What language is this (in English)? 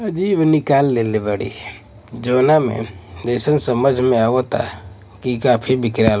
Bhojpuri